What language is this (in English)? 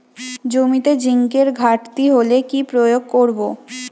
Bangla